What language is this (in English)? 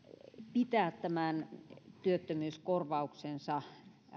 Finnish